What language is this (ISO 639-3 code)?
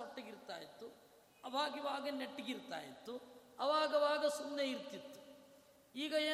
kan